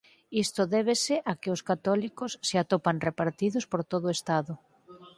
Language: Galician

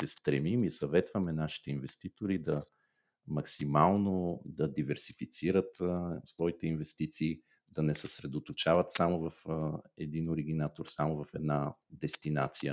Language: Bulgarian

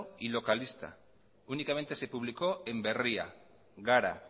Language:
Spanish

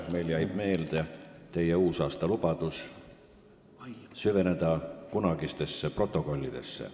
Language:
Estonian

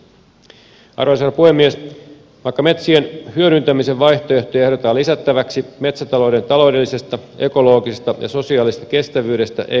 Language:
Finnish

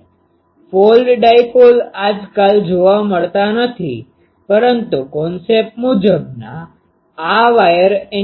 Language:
Gujarati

